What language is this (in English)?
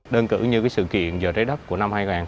Vietnamese